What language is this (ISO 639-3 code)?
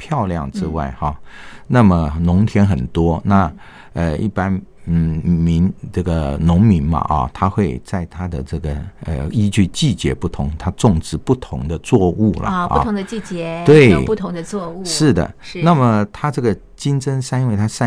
zho